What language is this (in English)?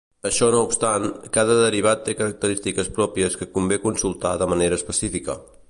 Catalan